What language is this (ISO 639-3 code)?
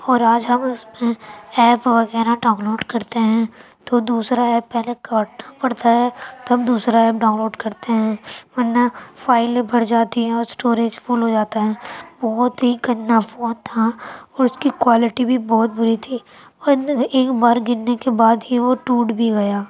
urd